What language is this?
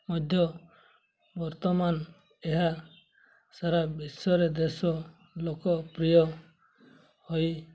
Odia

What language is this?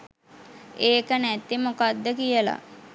Sinhala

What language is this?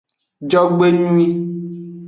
Aja (Benin)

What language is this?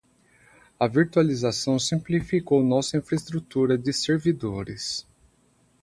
Portuguese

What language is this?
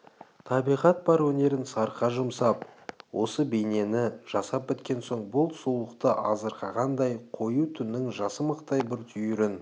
Kazakh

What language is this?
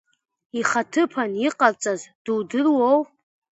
Abkhazian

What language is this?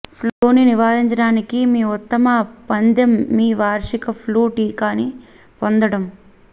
Telugu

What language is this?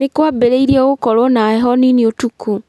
Kikuyu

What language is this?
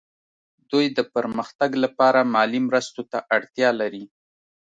Pashto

